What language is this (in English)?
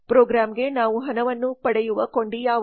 Kannada